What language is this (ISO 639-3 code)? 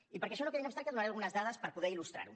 cat